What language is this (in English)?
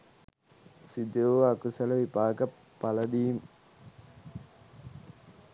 Sinhala